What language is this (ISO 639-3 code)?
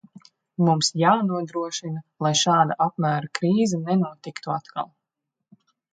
lav